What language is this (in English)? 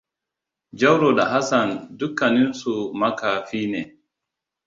Hausa